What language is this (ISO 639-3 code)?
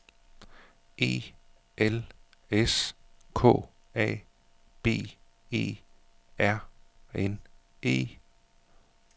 dan